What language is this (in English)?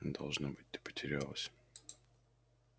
Russian